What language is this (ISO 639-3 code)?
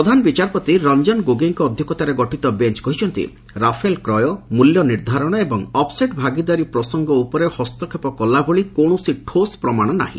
ori